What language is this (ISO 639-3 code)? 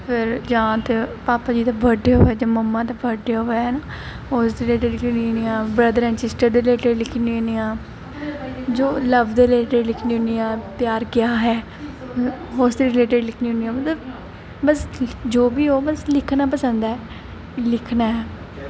doi